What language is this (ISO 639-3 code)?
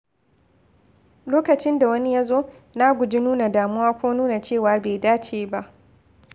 hau